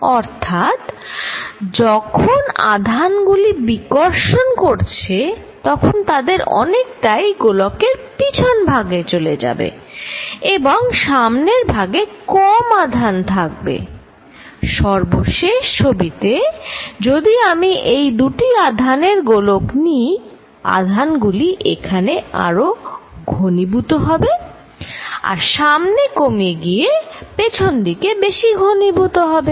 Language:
Bangla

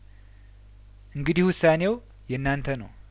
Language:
Amharic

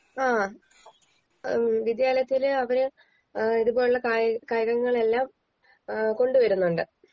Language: Malayalam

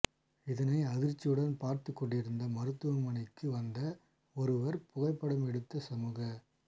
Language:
Tamil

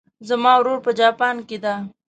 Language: Pashto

